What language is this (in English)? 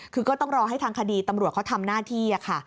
Thai